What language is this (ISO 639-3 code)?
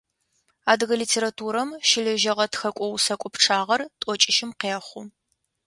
ady